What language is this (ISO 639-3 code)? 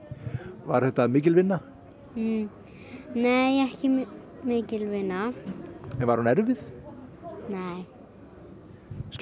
isl